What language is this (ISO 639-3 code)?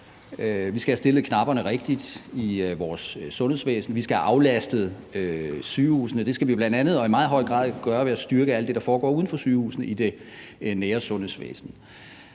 dan